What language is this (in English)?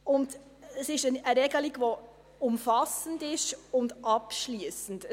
Swiss German